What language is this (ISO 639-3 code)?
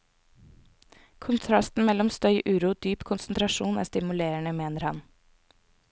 nor